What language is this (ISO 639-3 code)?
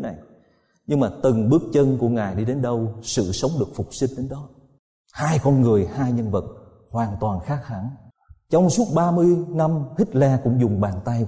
vie